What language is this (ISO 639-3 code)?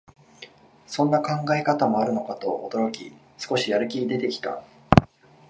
jpn